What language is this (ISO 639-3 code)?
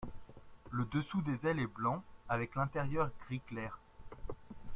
fra